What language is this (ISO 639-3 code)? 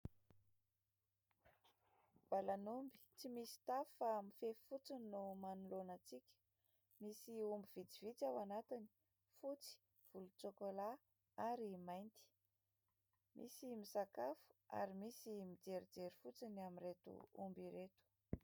mlg